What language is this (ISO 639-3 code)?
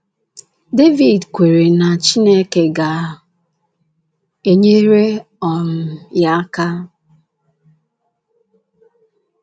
ibo